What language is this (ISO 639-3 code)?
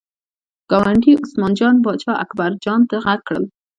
pus